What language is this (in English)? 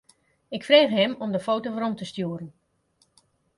Western Frisian